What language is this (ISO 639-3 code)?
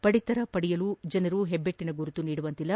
kan